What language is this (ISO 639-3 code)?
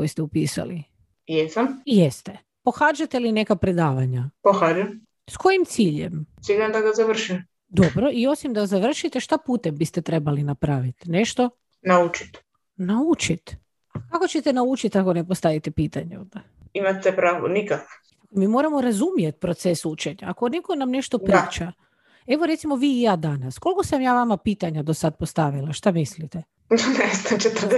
hrv